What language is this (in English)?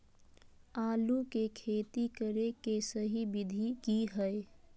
Magahi